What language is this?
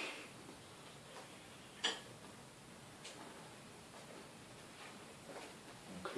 German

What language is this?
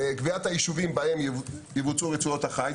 Hebrew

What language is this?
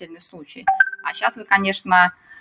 Russian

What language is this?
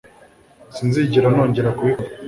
Kinyarwanda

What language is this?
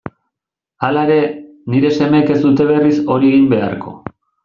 Basque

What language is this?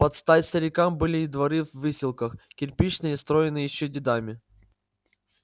Russian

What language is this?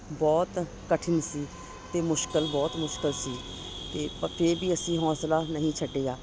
Punjabi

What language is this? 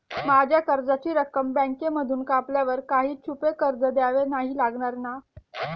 Marathi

